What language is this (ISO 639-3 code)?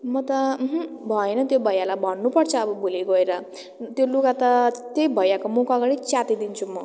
nep